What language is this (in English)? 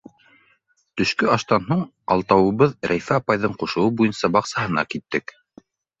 Bashkir